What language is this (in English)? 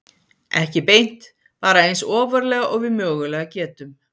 Icelandic